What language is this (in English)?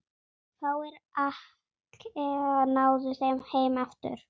Icelandic